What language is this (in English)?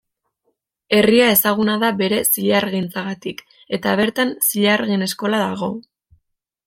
Basque